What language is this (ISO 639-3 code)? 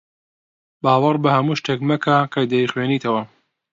ckb